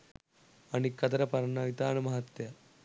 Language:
Sinhala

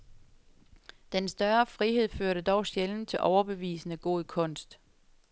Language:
Danish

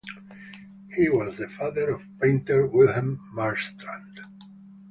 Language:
English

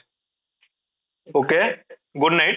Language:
Odia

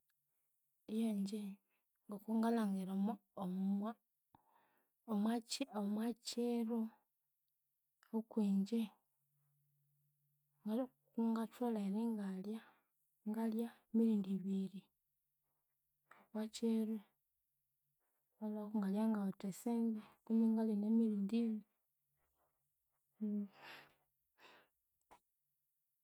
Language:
Konzo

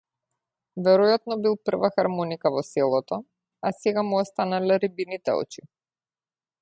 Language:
Macedonian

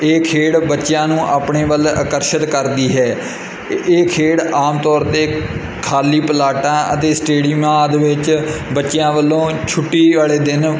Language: Punjabi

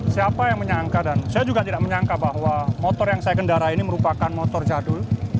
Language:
Indonesian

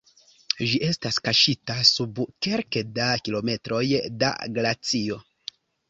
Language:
Esperanto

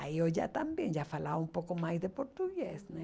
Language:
Portuguese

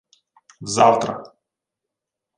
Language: Ukrainian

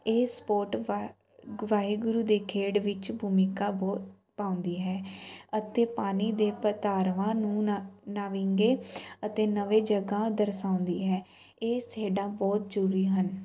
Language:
Punjabi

